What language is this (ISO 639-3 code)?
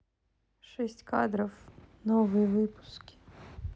rus